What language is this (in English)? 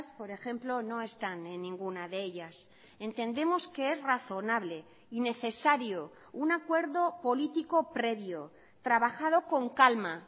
Spanish